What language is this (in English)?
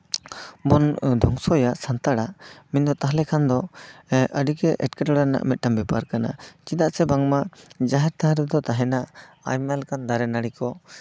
Santali